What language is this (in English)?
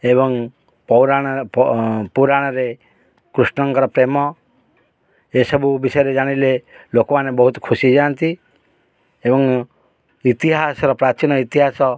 Odia